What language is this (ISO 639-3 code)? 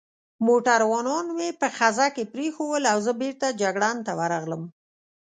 pus